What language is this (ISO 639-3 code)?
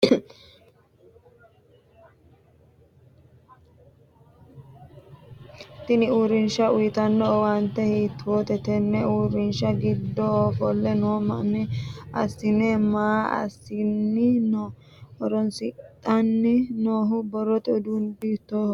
sid